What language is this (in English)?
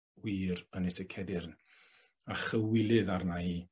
Welsh